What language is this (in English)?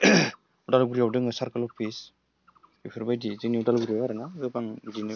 Bodo